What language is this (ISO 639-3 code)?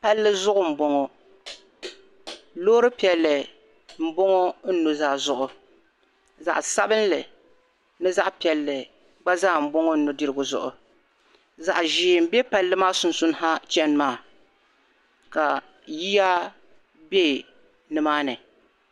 dag